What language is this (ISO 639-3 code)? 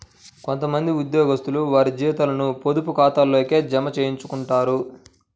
tel